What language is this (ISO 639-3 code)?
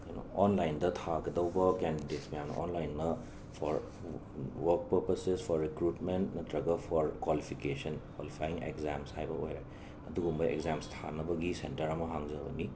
mni